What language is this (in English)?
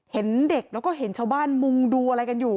Thai